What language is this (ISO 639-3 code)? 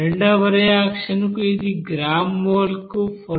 tel